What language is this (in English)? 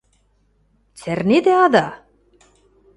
Western Mari